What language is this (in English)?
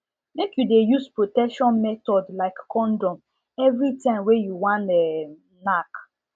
Nigerian Pidgin